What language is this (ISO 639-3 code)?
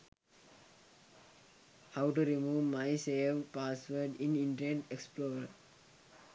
sin